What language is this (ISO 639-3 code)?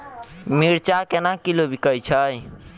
mai